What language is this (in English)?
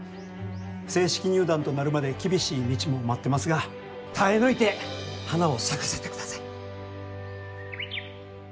Japanese